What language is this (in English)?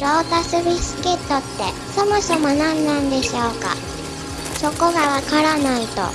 Japanese